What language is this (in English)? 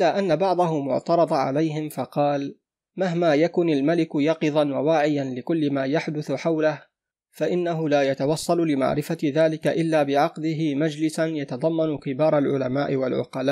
Arabic